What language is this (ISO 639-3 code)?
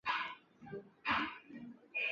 zho